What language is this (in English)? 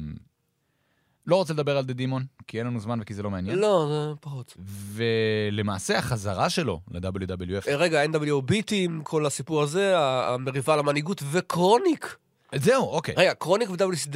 Hebrew